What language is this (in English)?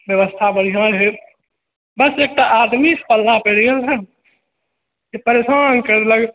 Maithili